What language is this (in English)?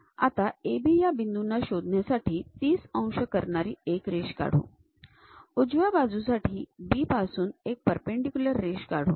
Marathi